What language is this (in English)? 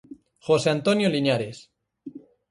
Galician